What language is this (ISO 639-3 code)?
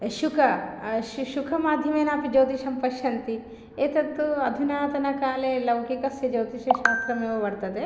san